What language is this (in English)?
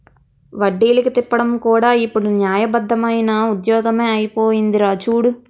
Telugu